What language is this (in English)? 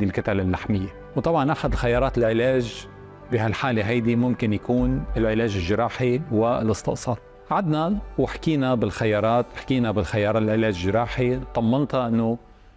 Arabic